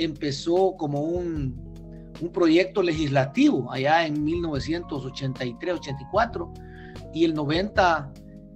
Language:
Spanish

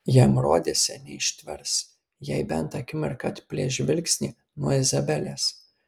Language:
Lithuanian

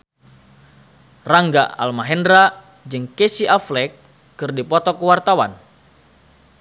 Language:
Sundanese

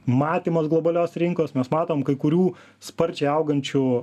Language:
Lithuanian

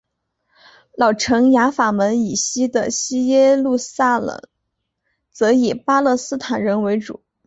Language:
Chinese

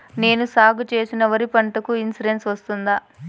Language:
Telugu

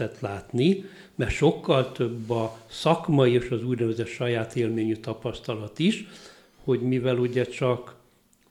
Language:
Hungarian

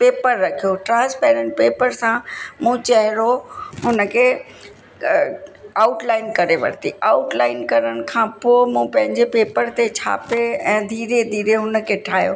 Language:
Sindhi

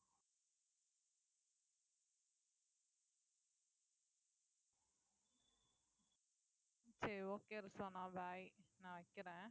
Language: Tamil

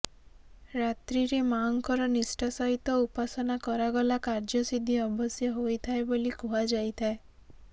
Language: Odia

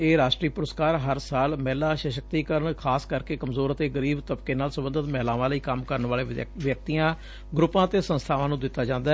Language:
Punjabi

